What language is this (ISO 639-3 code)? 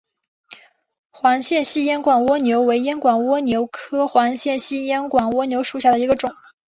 zho